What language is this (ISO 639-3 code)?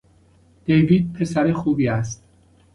fas